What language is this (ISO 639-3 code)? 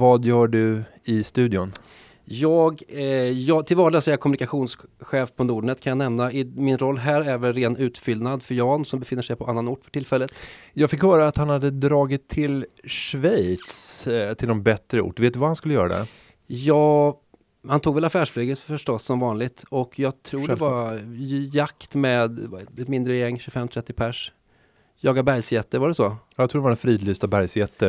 swe